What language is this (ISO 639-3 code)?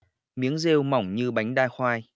vie